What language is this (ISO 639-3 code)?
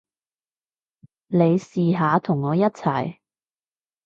yue